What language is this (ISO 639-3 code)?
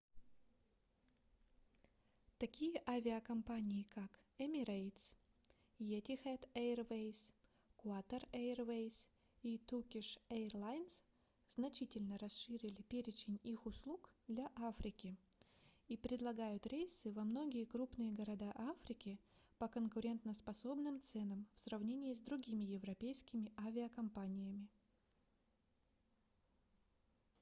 rus